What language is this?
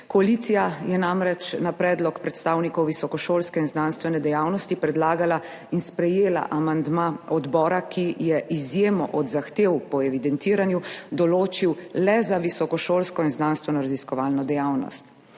Slovenian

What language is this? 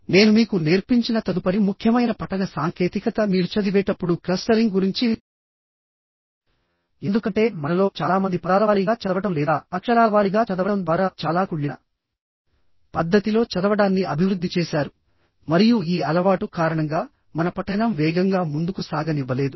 Telugu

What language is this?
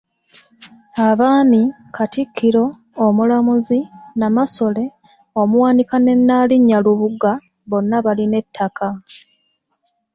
Ganda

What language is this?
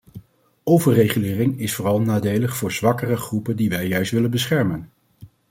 Dutch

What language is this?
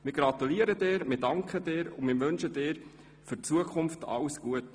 Swiss German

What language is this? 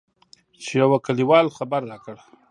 Pashto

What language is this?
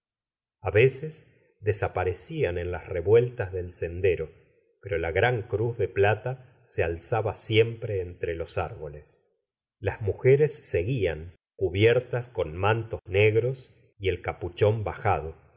Spanish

